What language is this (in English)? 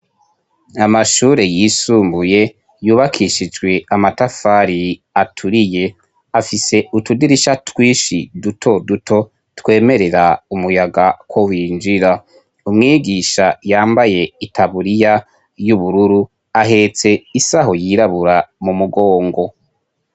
Rundi